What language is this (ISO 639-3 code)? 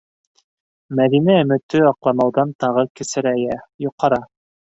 bak